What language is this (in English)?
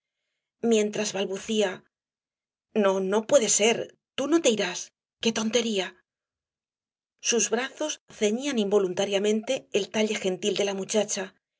Spanish